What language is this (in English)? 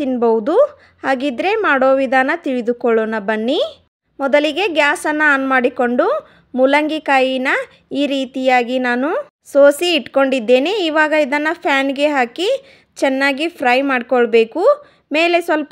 Kannada